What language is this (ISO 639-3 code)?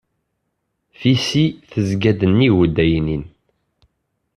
kab